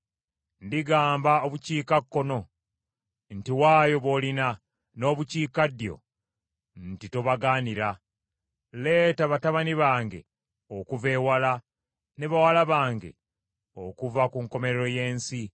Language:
Ganda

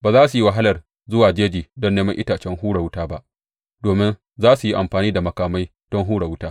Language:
Hausa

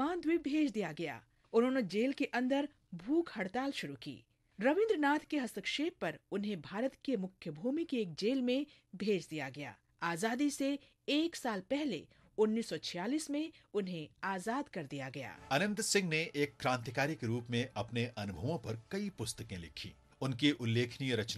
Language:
Hindi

